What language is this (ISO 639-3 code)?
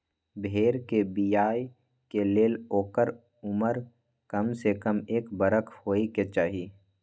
mag